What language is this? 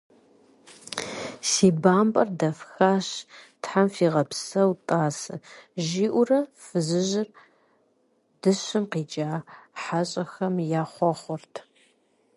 Kabardian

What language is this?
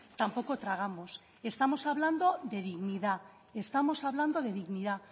Spanish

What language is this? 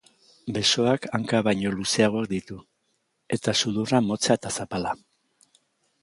Basque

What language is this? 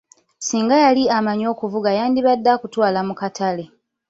Ganda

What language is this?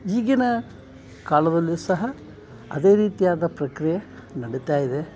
Kannada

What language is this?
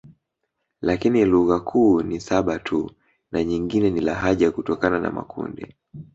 Swahili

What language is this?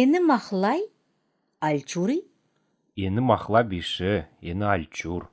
Turkish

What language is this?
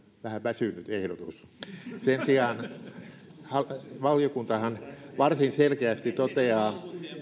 Finnish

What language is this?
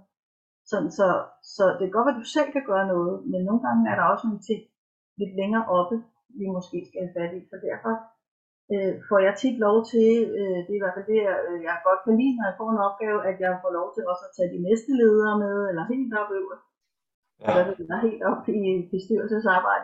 Danish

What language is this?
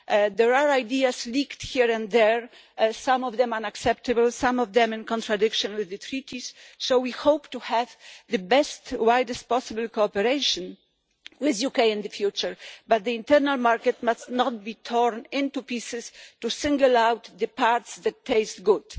English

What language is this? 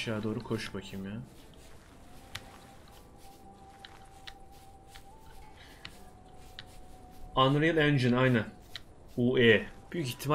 Turkish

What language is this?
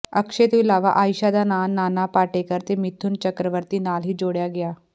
Punjabi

